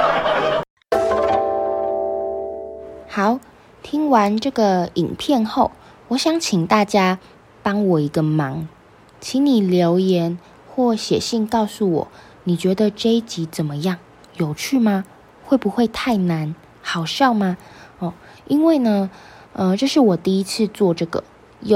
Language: Chinese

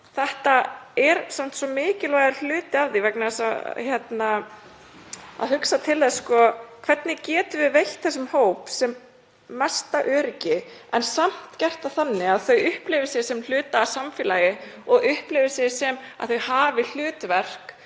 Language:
Icelandic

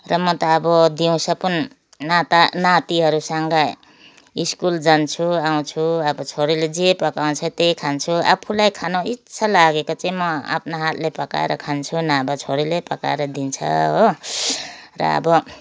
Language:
Nepali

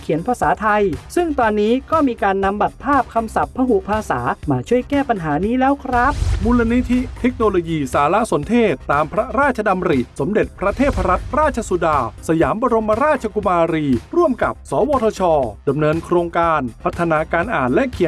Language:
Thai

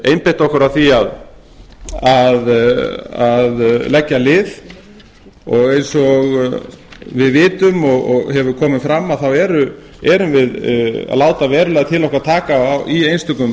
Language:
Icelandic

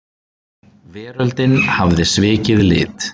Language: Icelandic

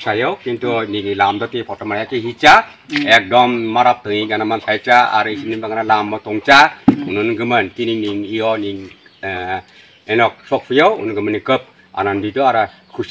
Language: Indonesian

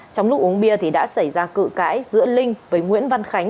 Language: Vietnamese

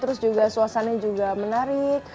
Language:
Indonesian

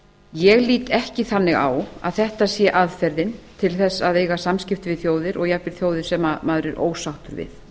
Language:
Icelandic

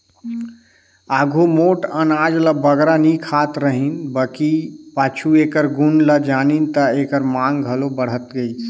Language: Chhattisgarhi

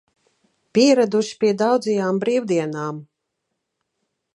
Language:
Latvian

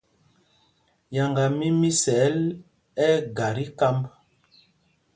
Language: Mpumpong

